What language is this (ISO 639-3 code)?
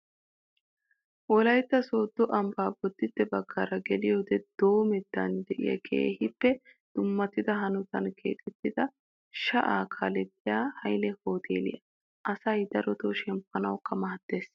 wal